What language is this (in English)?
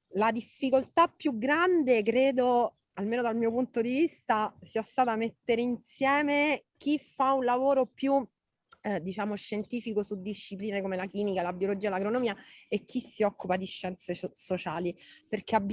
Italian